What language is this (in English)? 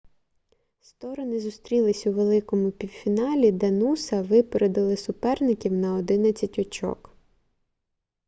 Ukrainian